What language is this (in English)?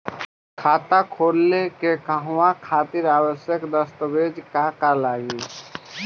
Bhojpuri